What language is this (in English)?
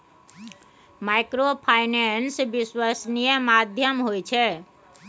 Maithili